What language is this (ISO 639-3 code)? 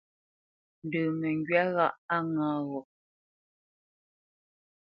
bce